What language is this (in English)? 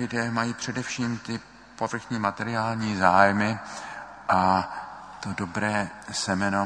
Czech